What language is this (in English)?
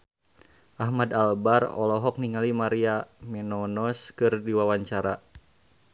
Sundanese